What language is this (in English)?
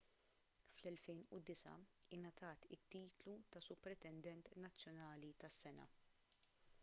Maltese